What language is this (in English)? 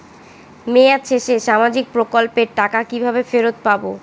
Bangla